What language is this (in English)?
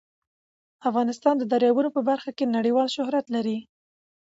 Pashto